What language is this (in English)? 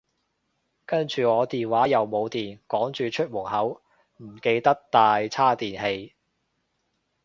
Cantonese